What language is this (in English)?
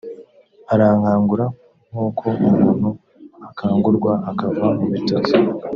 Kinyarwanda